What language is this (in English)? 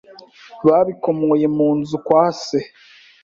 Kinyarwanda